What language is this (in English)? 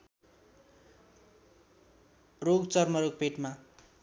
Nepali